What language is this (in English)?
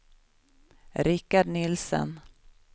Swedish